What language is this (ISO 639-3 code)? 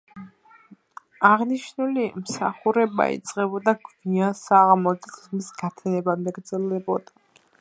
kat